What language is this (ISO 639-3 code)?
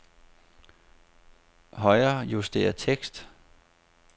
dan